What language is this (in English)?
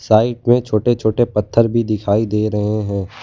Hindi